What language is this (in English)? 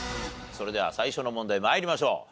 Japanese